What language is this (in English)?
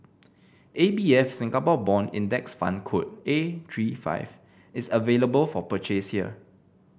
English